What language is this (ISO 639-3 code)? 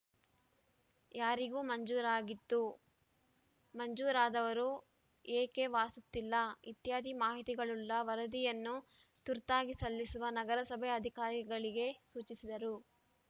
kan